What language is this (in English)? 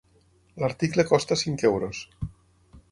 Catalan